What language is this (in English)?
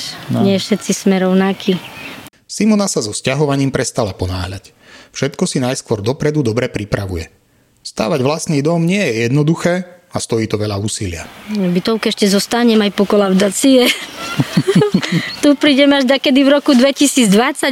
Slovak